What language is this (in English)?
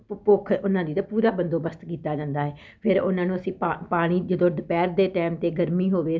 Punjabi